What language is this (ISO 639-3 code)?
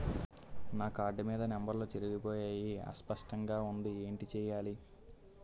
tel